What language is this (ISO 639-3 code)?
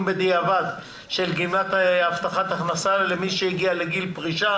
heb